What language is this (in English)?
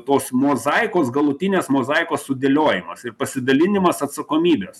Lithuanian